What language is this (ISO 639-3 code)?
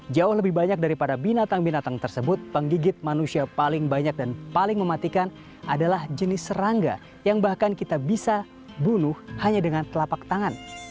ind